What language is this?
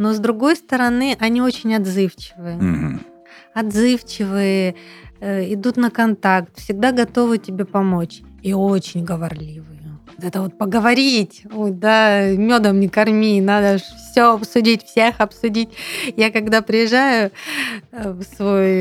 Russian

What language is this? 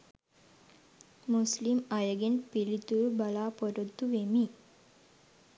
Sinhala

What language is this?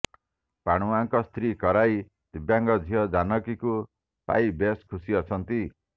Odia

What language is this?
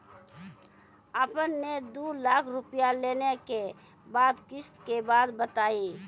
Maithili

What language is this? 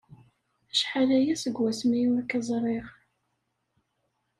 Kabyle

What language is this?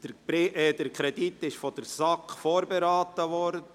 Swiss German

